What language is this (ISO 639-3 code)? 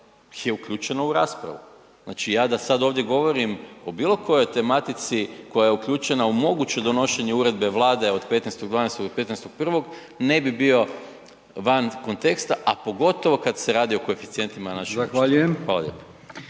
hrv